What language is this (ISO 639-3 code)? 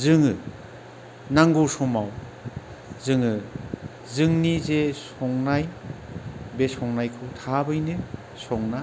brx